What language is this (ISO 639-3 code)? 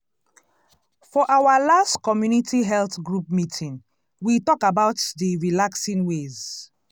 pcm